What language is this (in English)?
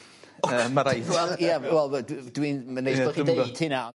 Welsh